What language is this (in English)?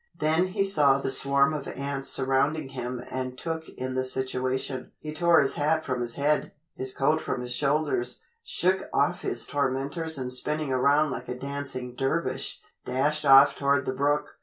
English